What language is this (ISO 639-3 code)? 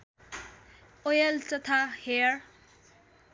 nep